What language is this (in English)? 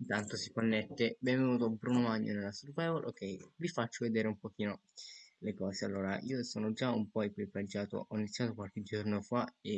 Italian